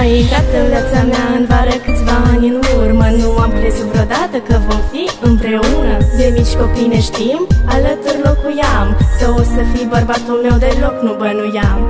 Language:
Romanian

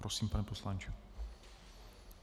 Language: Czech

